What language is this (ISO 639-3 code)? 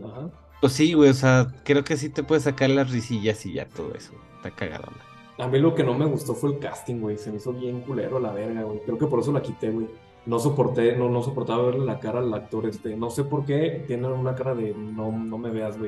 spa